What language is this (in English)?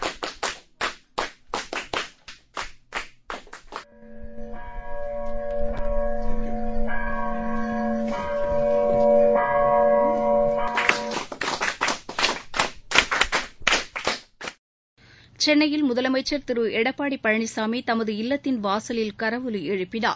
Tamil